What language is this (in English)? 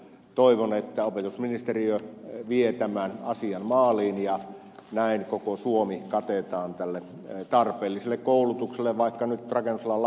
Finnish